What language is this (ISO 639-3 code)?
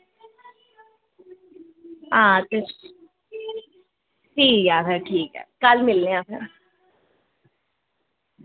doi